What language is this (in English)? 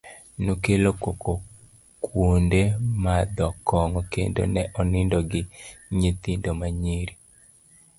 Luo (Kenya and Tanzania)